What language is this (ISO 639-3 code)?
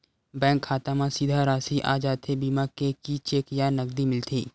hne